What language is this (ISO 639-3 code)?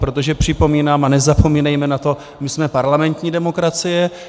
ces